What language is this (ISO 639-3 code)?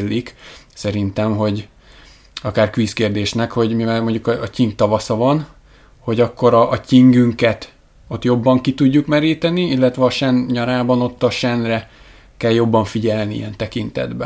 hun